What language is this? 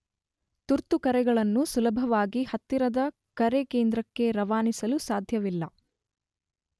Kannada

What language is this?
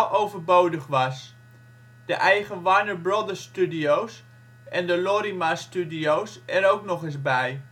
Dutch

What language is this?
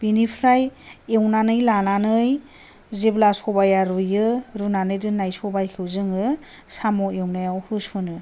Bodo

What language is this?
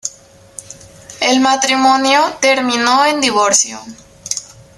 Spanish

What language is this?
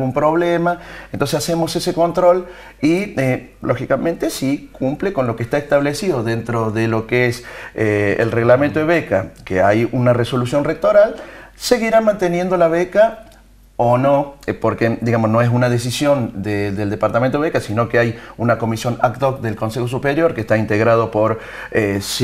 Spanish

